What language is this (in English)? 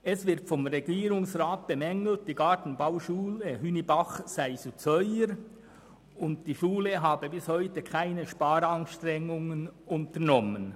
Swiss German